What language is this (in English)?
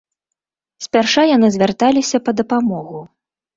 Belarusian